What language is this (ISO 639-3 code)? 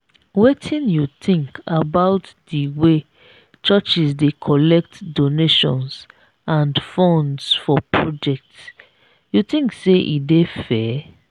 pcm